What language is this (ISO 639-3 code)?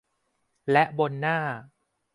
tha